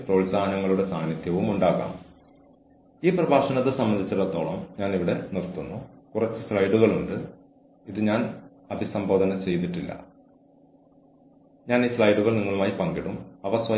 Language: Malayalam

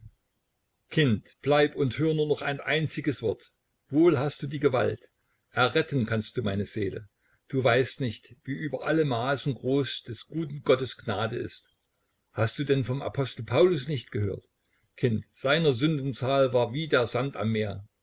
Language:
German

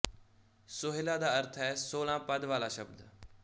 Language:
Punjabi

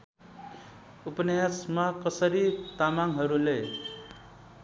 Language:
Nepali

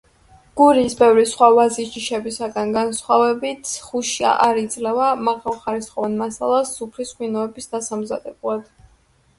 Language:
Georgian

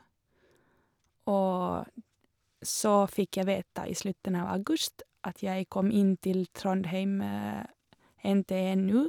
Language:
Norwegian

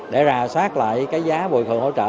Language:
Vietnamese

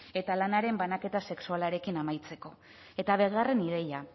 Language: Basque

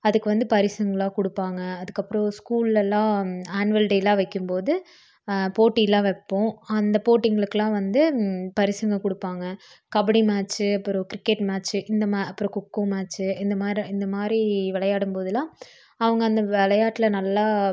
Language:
Tamil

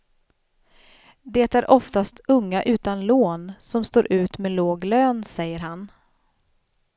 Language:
Swedish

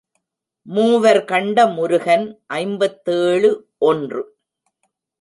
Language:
Tamil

